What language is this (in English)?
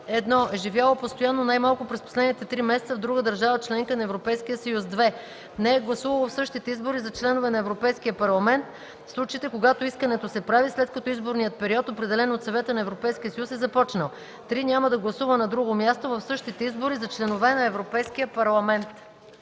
Bulgarian